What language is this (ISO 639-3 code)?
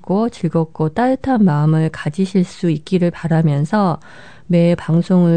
kor